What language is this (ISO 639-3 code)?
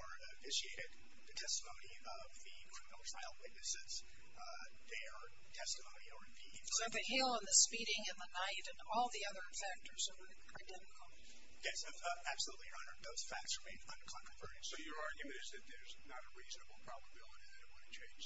eng